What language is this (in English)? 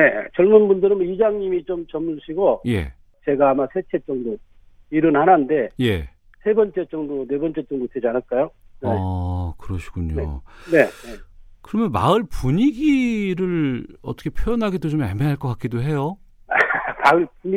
Korean